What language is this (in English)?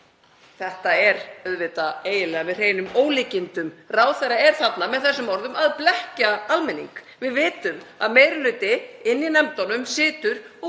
Icelandic